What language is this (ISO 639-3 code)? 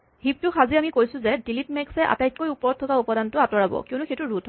asm